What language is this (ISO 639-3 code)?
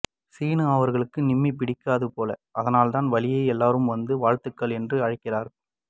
tam